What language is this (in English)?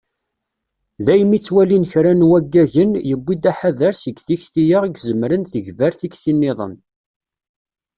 Kabyle